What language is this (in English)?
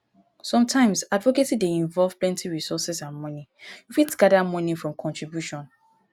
Nigerian Pidgin